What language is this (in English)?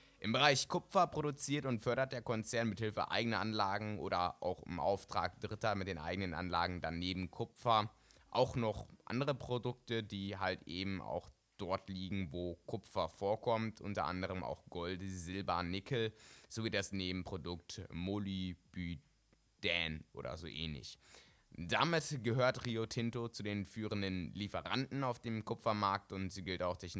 German